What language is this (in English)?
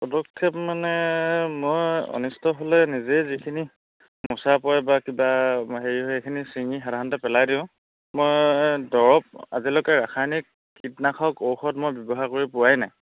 Assamese